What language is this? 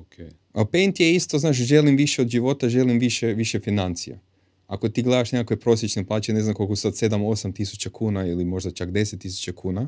Croatian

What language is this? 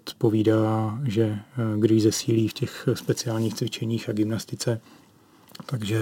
Czech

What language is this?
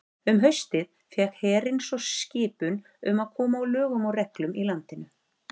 Icelandic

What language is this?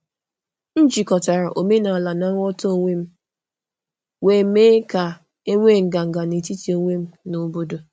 Igbo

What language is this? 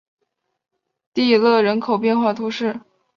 Chinese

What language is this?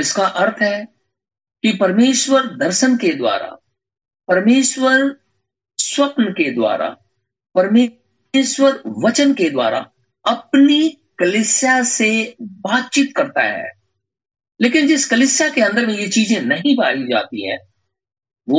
Hindi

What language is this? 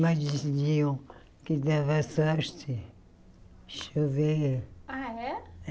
Portuguese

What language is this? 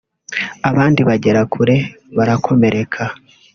Kinyarwanda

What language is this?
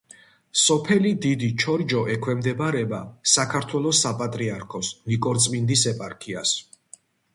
Georgian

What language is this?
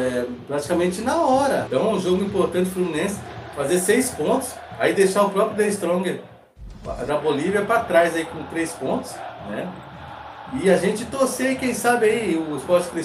Portuguese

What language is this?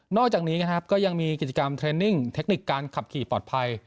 Thai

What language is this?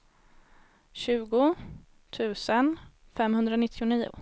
Swedish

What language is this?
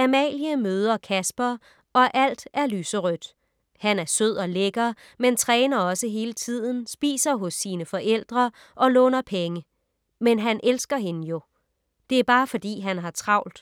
Danish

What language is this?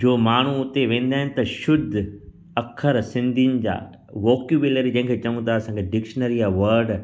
Sindhi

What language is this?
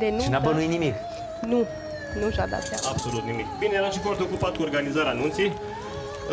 Romanian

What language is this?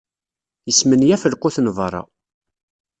Kabyle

